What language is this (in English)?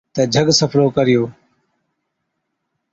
Od